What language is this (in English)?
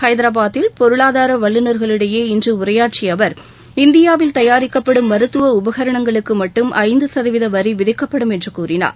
Tamil